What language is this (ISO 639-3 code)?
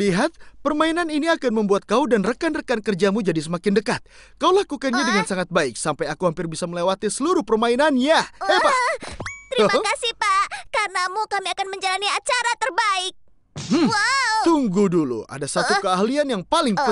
ind